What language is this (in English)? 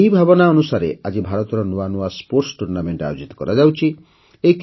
Odia